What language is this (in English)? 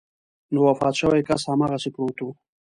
Pashto